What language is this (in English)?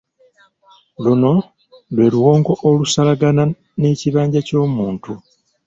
Ganda